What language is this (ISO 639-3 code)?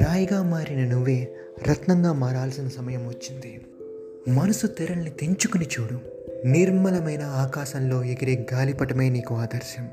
tel